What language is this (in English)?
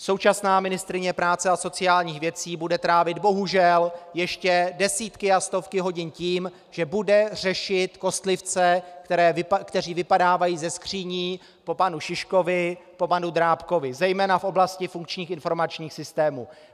Czech